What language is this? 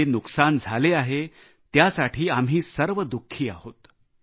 Marathi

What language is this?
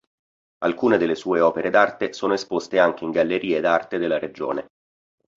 Italian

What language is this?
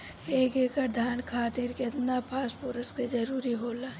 Bhojpuri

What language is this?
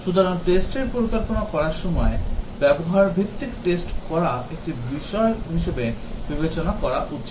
Bangla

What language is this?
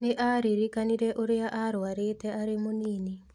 Kikuyu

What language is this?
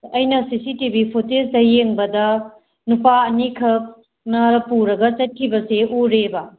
Manipuri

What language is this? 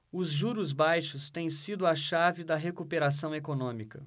Portuguese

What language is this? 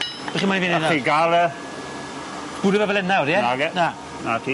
Welsh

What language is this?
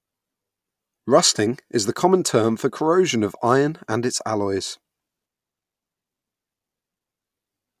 English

